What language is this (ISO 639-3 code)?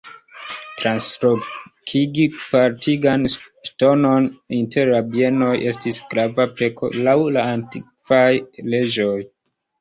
epo